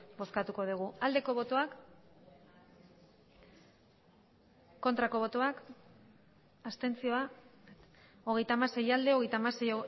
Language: Basque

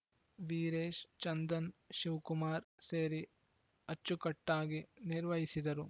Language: Kannada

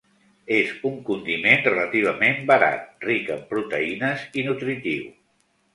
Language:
Catalan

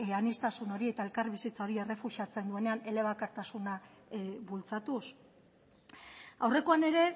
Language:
Basque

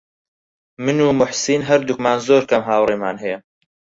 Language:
Central Kurdish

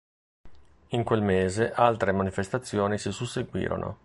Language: Italian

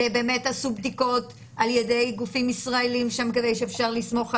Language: Hebrew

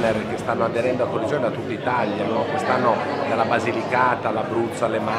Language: Italian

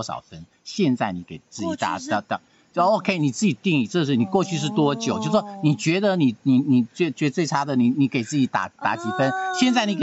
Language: Chinese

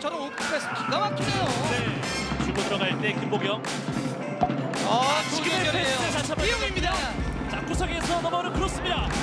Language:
Korean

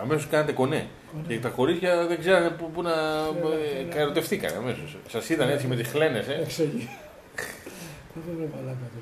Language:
Greek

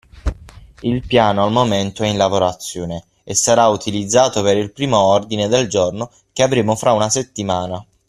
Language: Italian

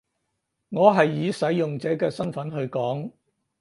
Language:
Cantonese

